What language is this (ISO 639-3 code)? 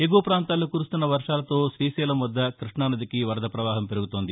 tel